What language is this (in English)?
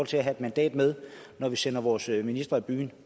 Danish